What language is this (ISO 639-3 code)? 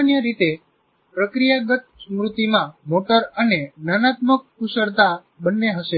guj